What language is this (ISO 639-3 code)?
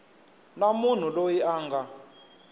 tso